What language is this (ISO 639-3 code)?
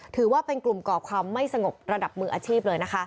tha